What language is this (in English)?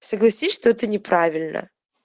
Russian